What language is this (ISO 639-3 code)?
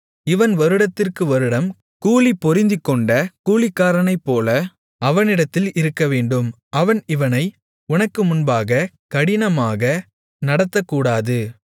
tam